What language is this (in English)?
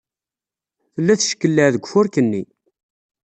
Kabyle